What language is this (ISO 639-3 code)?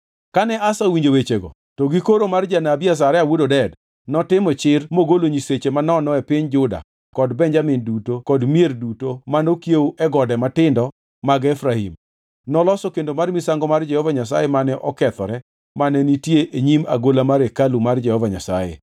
luo